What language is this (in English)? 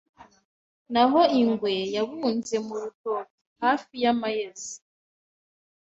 Kinyarwanda